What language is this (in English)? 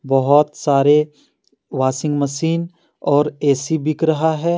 Hindi